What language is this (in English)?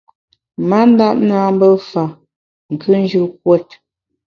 Bamun